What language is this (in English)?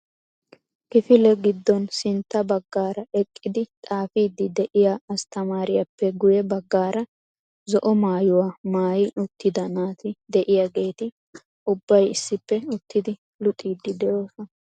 Wolaytta